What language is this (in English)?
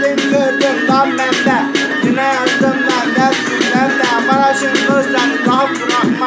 Romanian